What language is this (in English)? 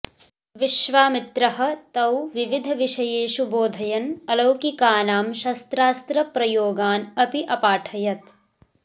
Sanskrit